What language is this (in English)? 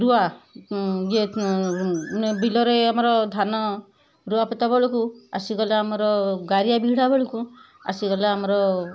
Odia